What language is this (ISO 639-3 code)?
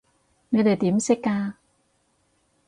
yue